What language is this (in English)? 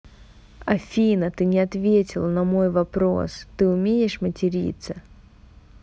Russian